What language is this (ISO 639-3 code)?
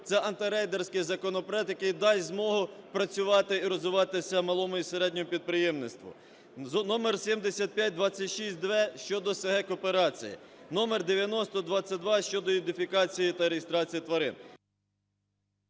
ukr